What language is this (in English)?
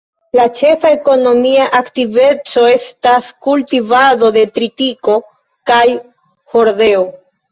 Esperanto